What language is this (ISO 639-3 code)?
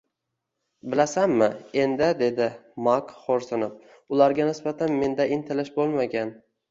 uzb